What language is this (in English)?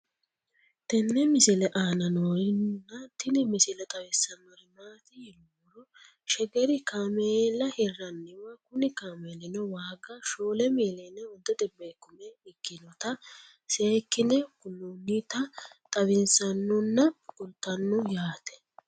Sidamo